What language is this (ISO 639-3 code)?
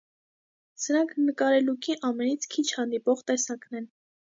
hye